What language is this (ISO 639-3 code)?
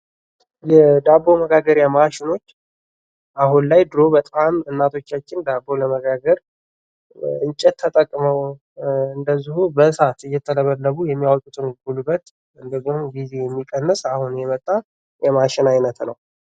amh